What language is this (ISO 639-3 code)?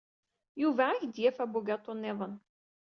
kab